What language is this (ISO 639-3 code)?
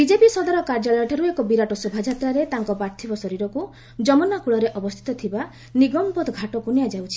ori